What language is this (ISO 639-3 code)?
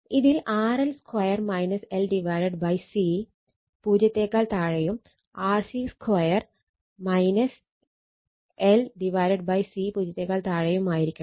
mal